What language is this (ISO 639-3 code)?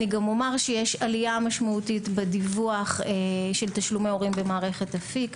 heb